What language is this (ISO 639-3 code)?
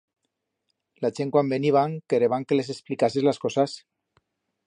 arg